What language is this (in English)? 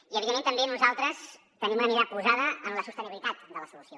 Catalan